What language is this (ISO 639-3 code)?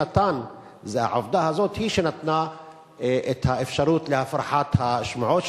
heb